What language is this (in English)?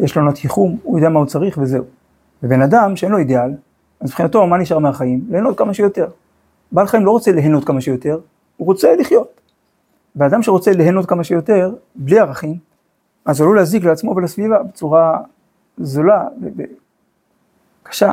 Hebrew